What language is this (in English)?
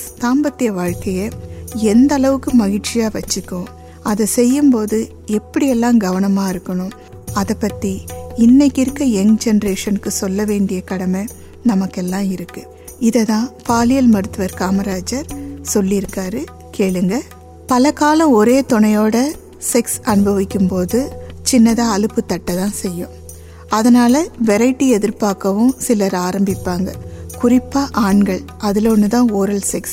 Tamil